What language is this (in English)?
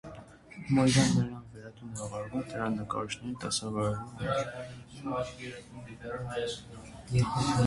Armenian